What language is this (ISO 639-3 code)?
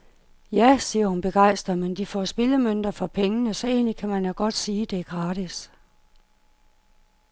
dan